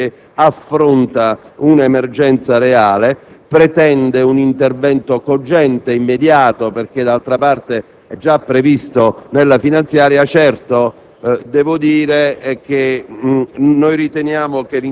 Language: Italian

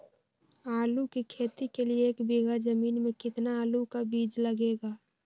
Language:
Magahi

